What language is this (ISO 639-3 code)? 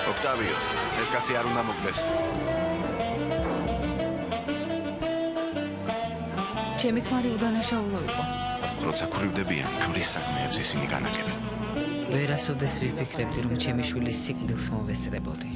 ron